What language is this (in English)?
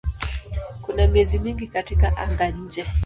Swahili